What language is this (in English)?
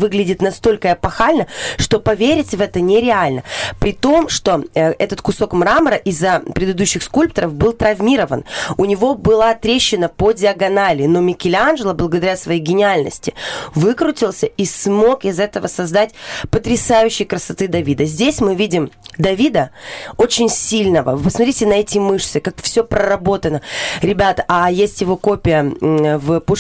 Russian